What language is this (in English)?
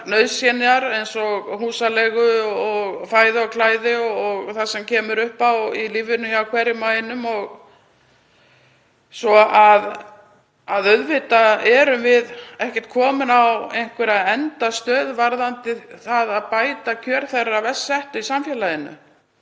Icelandic